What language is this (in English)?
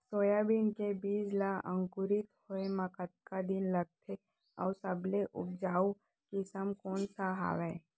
Chhattisgarhi